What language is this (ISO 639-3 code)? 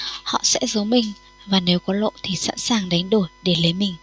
vie